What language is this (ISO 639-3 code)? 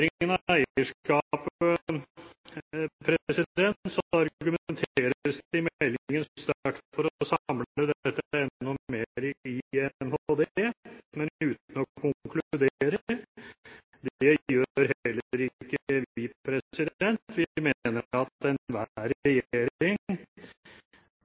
nob